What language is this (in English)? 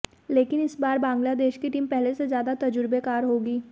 Hindi